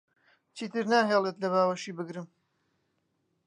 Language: Central Kurdish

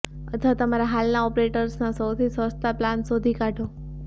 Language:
Gujarati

